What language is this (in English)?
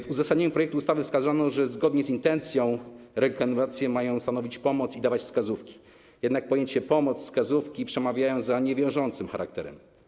Polish